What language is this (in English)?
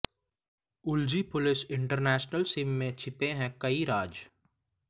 Hindi